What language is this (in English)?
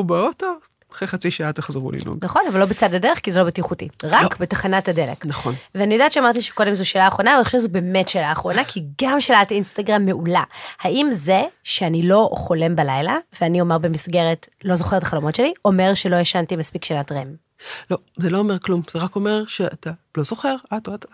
Hebrew